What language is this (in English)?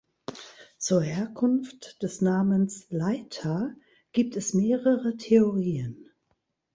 German